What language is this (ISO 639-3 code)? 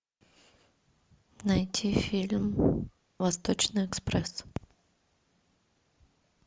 rus